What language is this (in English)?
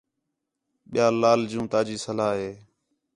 Khetrani